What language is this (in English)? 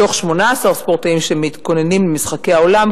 Hebrew